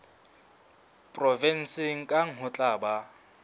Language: Southern Sotho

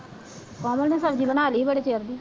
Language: Punjabi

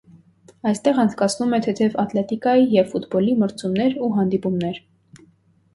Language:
Armenian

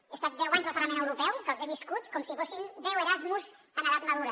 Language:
Catalan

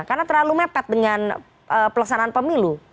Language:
Indonesian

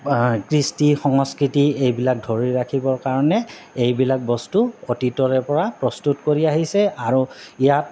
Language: Assamese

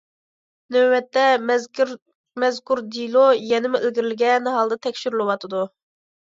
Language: Uyghur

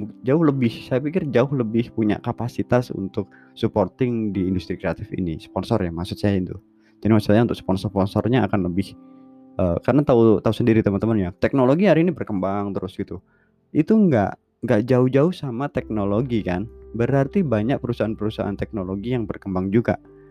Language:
Indonesian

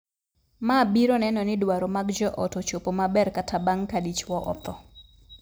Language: Luo (Kenya and Tanzania)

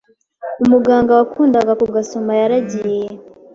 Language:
Kinyarwanda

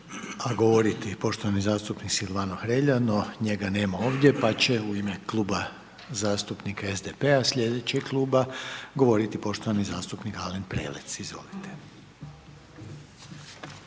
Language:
Croatian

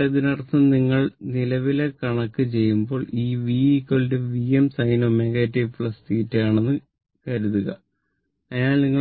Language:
Malayalam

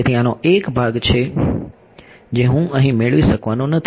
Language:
Gujarati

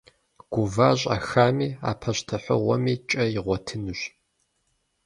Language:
Kabardian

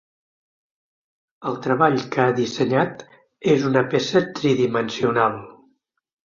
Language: Catalan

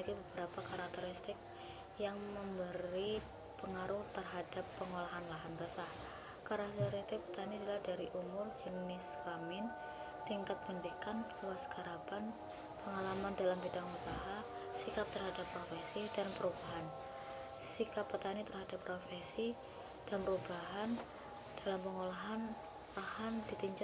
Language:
Indonesian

